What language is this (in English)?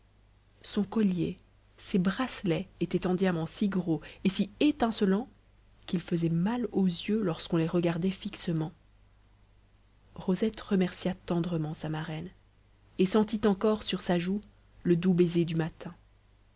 French